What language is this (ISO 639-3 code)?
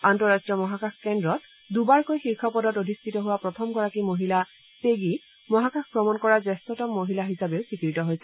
asm